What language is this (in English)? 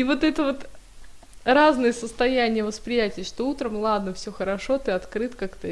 Russian